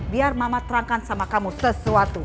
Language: Indonesian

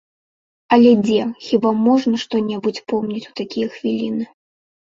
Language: Belarusian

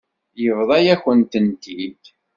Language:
Kabyle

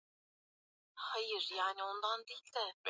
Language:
Swahili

